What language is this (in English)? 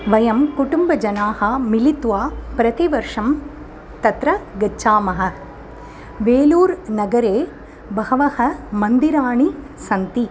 Sanskrit